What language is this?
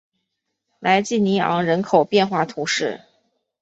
Chinese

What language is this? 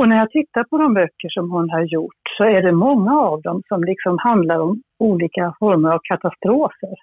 Swedish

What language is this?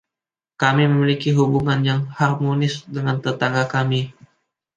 Indonesian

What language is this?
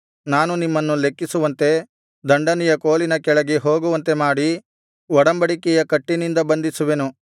Kannada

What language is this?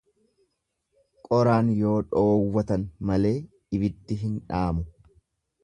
Oromo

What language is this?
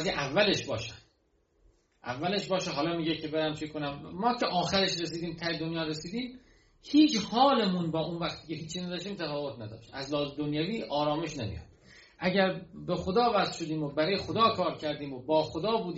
Persian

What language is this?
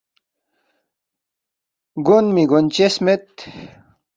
Balti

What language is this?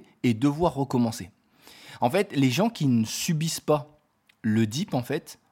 French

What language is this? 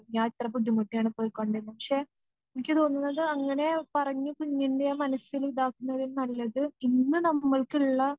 Malayalam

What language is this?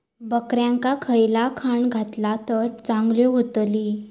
Marathi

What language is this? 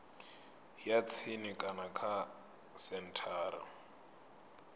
Venda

